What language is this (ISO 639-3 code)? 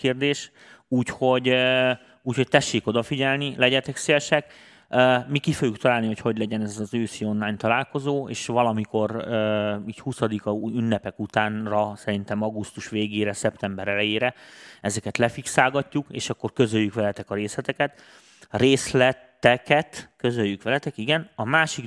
hun